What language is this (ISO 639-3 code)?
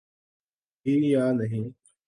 urd